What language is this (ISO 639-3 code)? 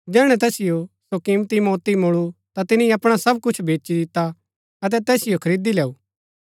gbk